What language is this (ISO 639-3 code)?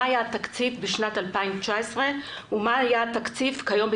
heb